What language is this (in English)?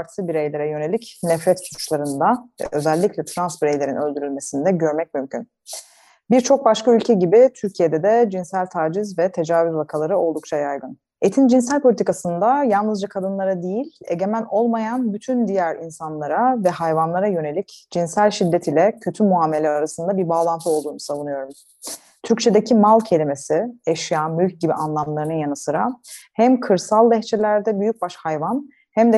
Turkish